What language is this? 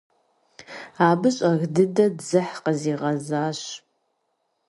Kabardian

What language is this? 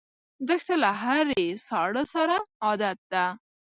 Pashto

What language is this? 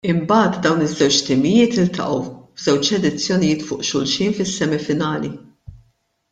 Maltese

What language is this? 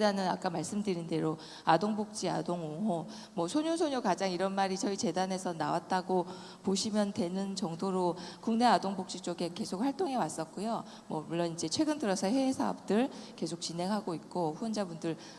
Korean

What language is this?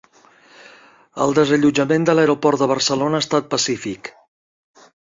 Catalan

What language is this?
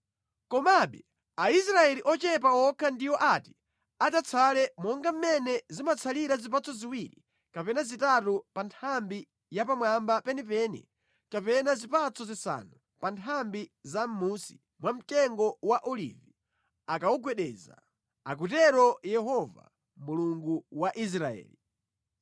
Nyanja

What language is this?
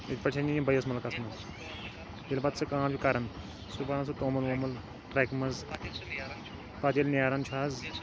Kashmiri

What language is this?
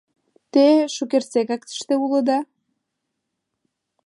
Mari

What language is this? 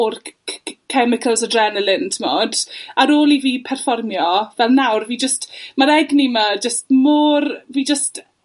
Welsh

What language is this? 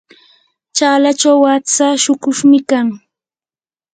Yanahuanca Pasco Quechua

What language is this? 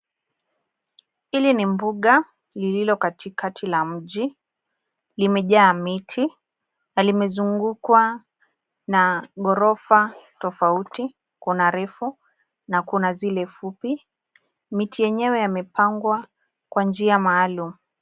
Swahili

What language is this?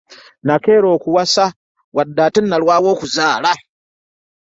Ganda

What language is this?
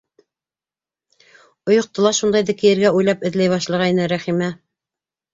Bashkir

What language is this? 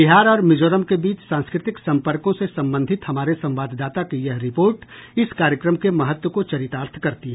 Hindi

